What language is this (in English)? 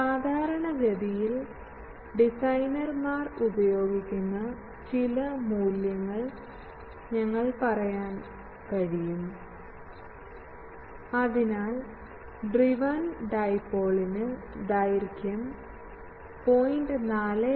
Malayalam